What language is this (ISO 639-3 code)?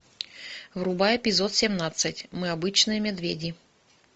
rus